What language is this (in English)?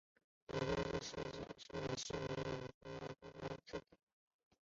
Chinese